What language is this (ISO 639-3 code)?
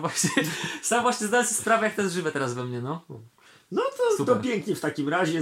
pol